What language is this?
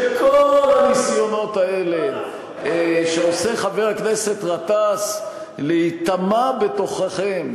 Hebrew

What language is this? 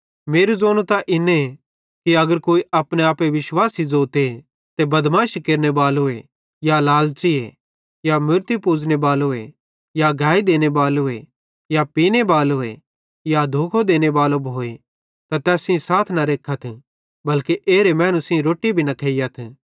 Bhadrawahi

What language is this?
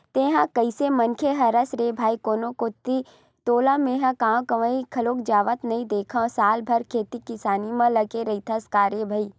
Chhattisgarhi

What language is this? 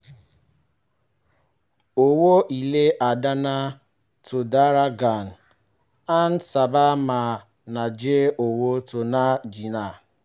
Yoruba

